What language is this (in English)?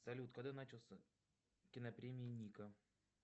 Russian